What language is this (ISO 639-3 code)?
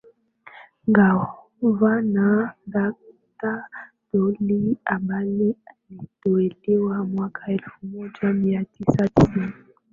swa